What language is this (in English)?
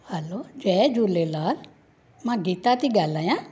Sindhi